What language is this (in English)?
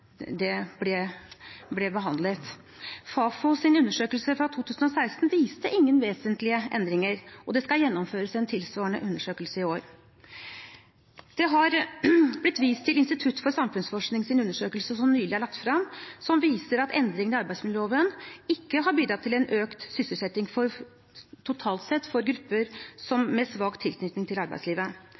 Norwegian Bokmål